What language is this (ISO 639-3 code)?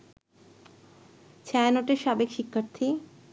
ben